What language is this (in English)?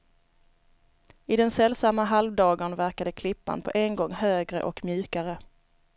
Swedish